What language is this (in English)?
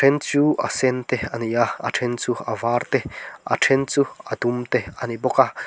Mizo